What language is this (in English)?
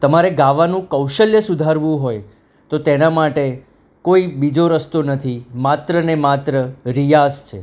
Gujarati